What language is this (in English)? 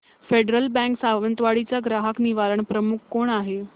Marathi